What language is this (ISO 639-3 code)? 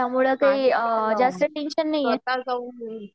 mar